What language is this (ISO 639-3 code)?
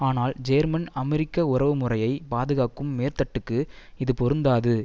tam